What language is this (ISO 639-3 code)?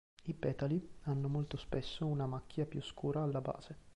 ita